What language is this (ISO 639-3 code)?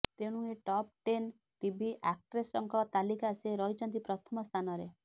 ori